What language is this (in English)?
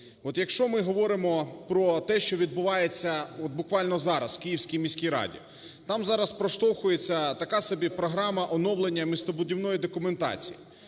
Ukrainian